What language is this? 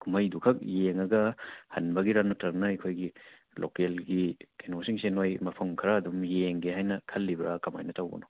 Manipuri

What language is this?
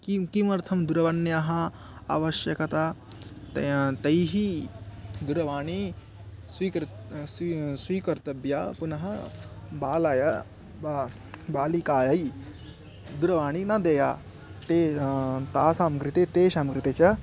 Sanskrit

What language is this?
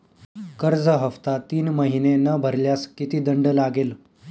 Marathi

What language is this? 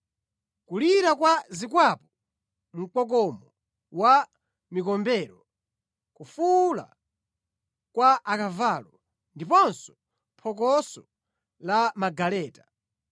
Nyanja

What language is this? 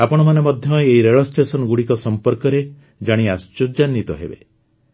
Odia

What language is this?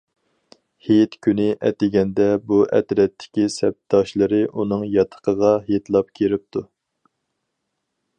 Uyghur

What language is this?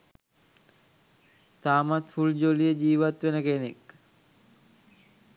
Sinhala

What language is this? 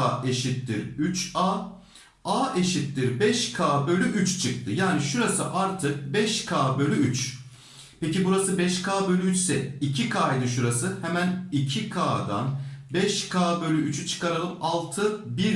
Turkish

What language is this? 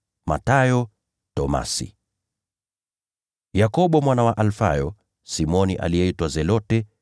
Swahili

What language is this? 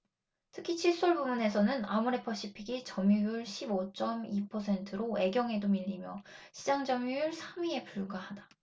Korean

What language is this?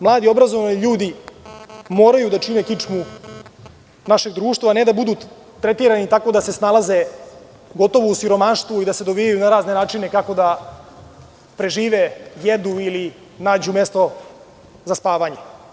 Serbian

